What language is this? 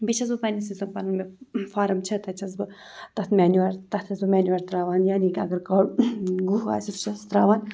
Kashmiri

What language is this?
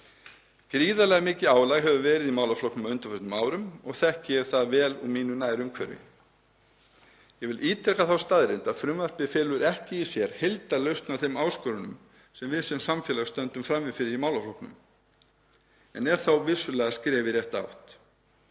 Icelandic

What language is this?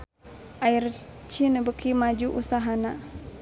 Sundanese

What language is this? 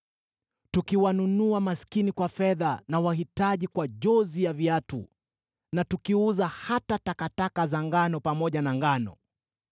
Swahili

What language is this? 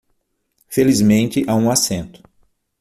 Portuguese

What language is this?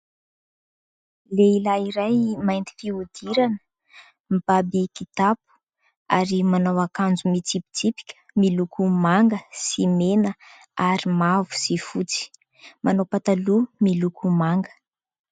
Malagasy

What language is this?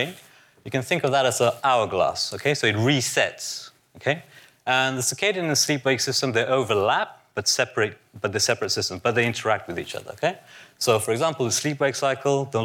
English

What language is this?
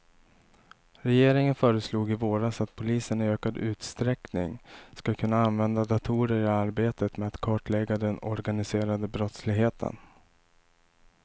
Swedish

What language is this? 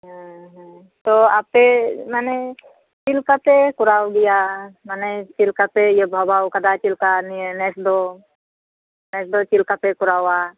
Santali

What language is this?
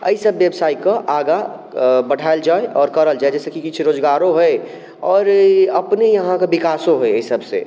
Maithili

